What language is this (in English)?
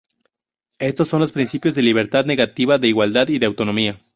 Spanish